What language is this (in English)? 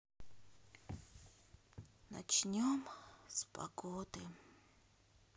Russian